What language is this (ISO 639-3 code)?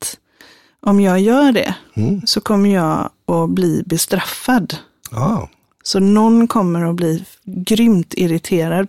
swe